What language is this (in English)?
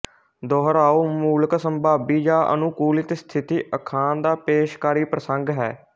Punjabi